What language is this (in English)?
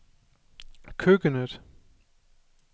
Danish